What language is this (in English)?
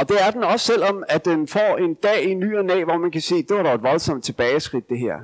Danish